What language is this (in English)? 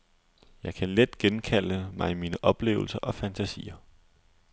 Danish